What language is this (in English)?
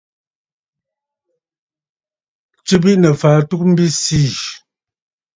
Bafut